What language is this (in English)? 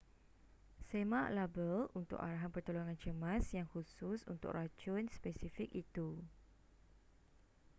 Malay